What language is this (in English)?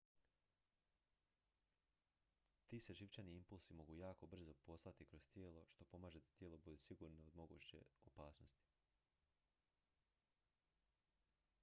Croatian